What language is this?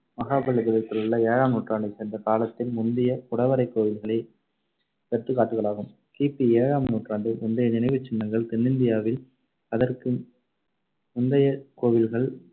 Tamil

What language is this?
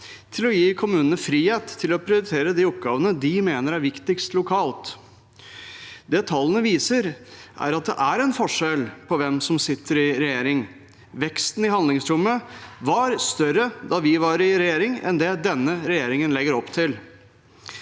Norwegian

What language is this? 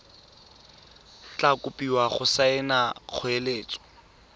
Tswana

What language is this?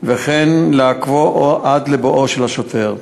Hebrew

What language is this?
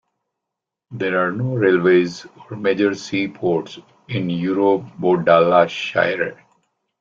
English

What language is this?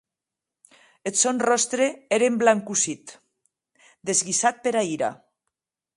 Occitan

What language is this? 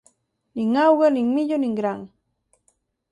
Galician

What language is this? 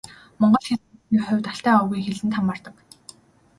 Mongolian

